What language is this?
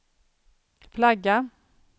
Swedish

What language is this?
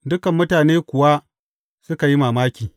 Hausa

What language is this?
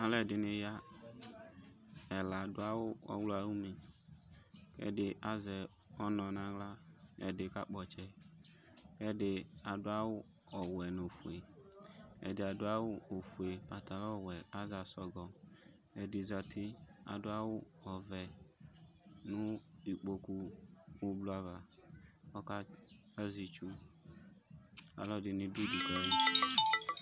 Ikposo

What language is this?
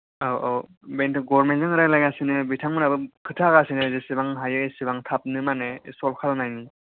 Bodo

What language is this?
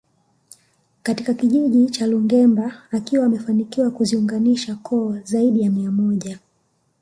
Swahili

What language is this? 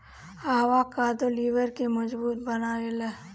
Bhojpuri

